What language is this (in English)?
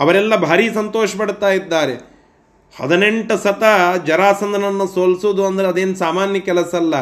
Kannada